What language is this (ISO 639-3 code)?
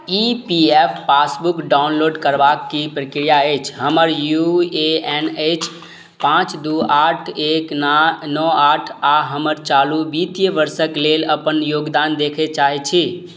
mai